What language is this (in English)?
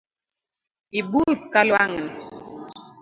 Luo (Kenya and Tanzania)